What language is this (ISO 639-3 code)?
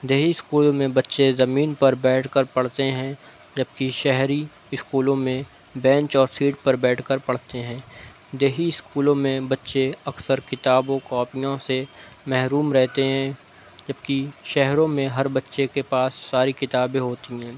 urd